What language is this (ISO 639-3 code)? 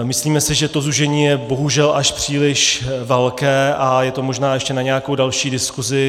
ces